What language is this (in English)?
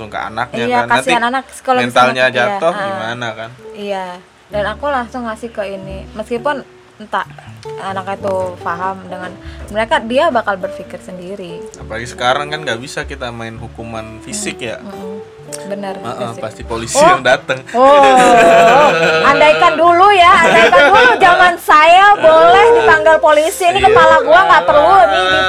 Indonesian